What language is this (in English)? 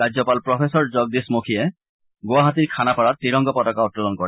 Assamese